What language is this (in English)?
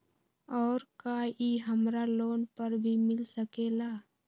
Magahi